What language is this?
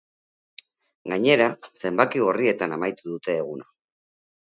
Basque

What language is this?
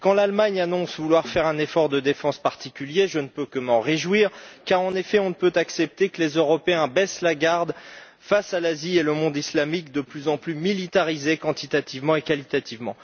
French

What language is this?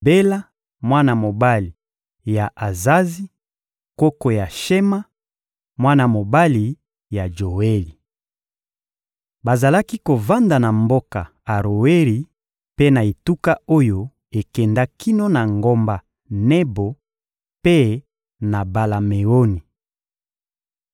Lingala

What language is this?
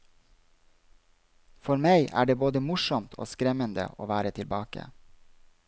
Norwegian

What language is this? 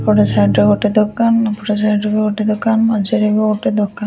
Odia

